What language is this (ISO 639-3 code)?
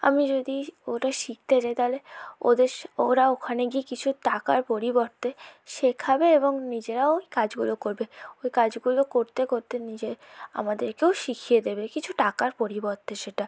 ben